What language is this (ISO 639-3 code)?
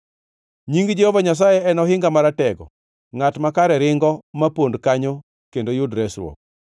luo